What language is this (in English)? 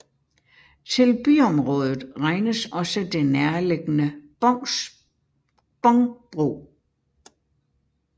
Danish